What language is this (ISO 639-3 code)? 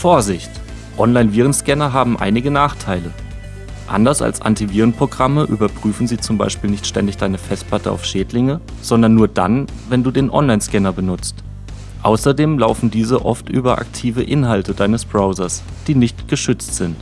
deu